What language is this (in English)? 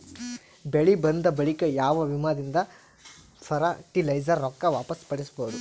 Kannada